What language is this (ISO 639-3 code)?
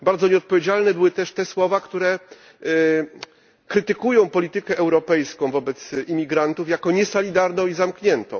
pol